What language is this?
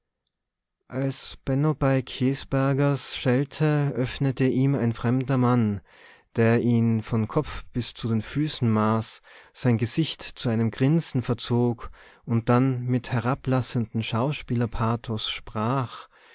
German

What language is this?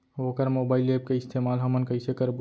Chhattisgarhi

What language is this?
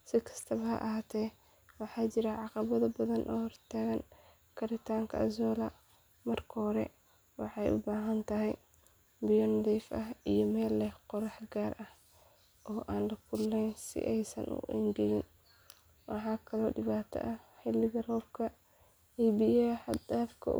Somali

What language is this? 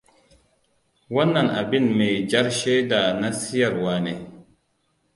Hausa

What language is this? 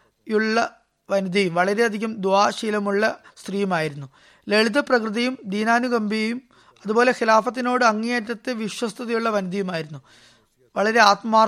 Malayalam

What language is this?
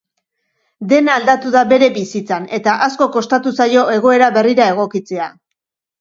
Basque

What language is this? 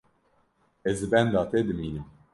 Kurdish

